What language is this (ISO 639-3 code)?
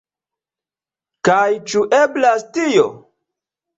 epo